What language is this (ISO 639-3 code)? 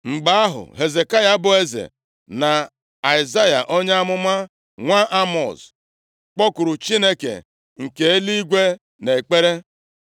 ibo